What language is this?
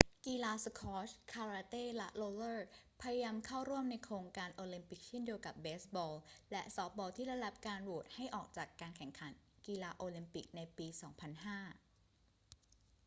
Thai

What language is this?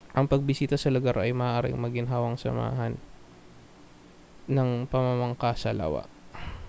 Filipino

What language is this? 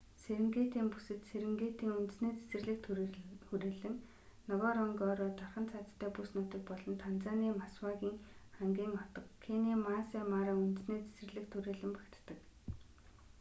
Mongolian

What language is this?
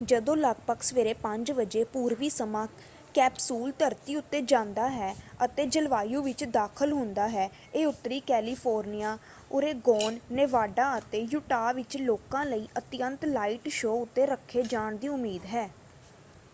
Punjabi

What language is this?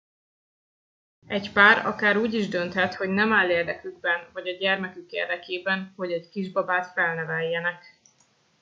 Hungarian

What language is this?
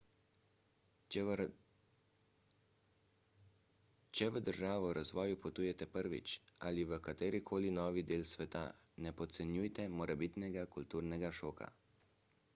Slovenian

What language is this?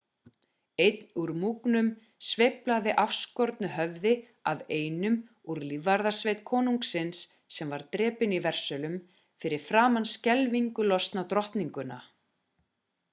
Icelandic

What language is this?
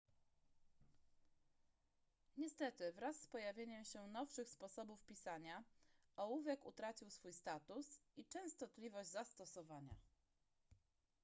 Polish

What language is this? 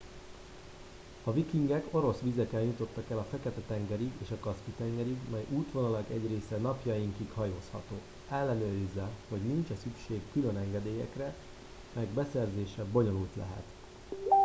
Hungarian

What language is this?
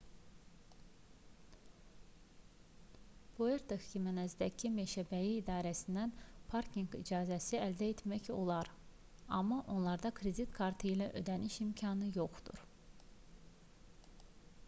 Azerbaijani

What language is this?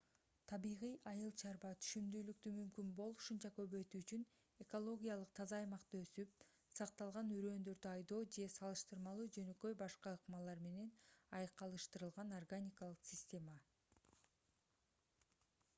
Kyrgyz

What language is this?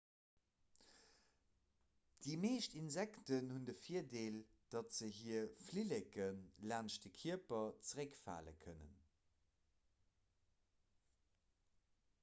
Luxembourgish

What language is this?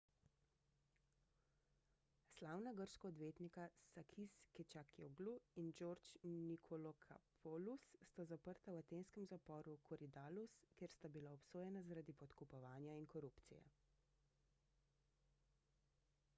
Slovenian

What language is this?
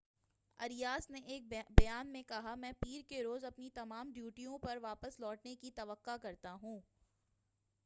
Urdu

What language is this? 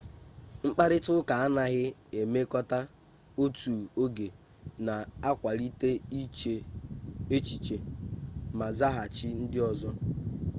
Igbo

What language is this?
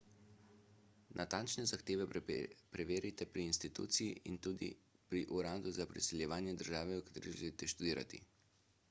Slovenian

